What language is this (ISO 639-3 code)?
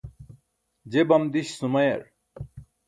bsk